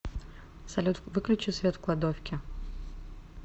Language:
Russian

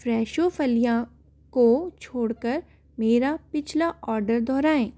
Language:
Hindi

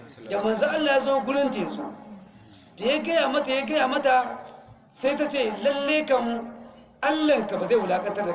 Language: Hausa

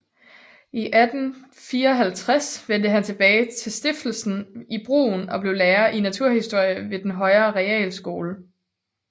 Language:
Danish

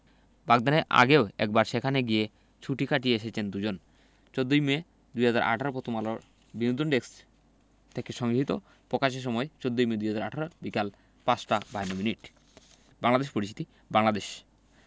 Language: Bangla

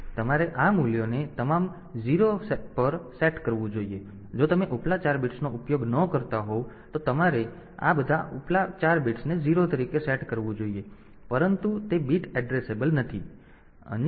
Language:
Gujarati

